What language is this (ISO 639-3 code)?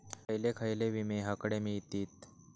mar